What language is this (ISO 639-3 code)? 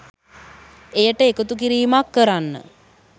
sin